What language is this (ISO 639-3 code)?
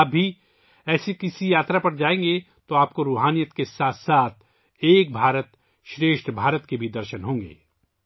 urd